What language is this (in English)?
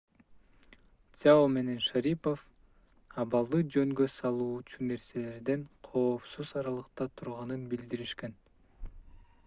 Kyrgyz